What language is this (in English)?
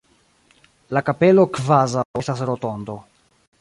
Esperanto